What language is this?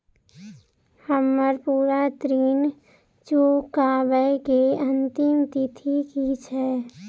Maithili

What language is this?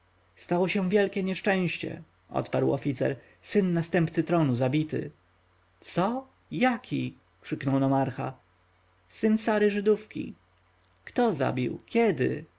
Polish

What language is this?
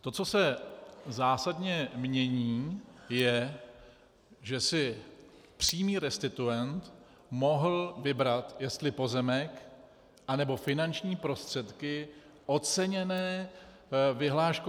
Czech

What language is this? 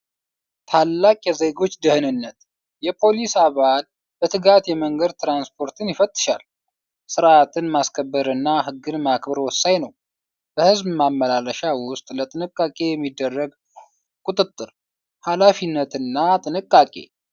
Amharic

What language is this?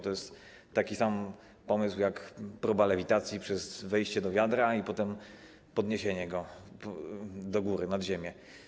Polish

